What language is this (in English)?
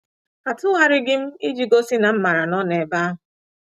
Igbo